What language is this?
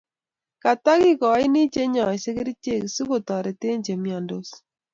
Kalenjin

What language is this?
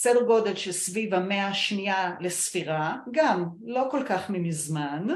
Hebrew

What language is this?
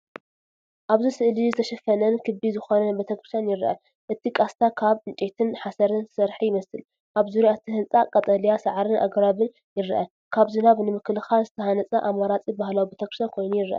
Tigrinya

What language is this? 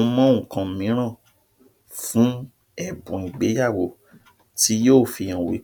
Yoruba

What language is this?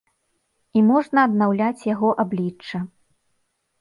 Belarusian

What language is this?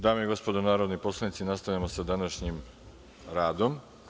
Serbian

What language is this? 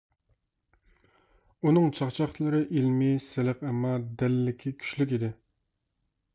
Uyghur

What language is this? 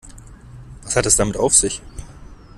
German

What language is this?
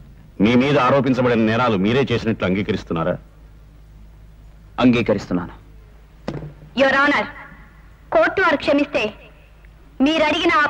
Hindi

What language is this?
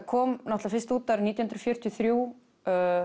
Icelandic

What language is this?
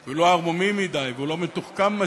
Hebrew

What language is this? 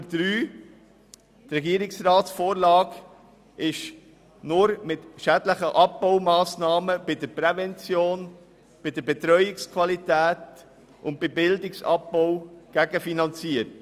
Swiss German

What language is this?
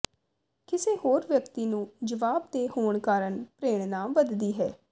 Punjabi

